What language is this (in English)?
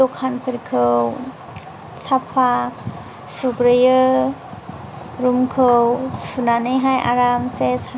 Bodo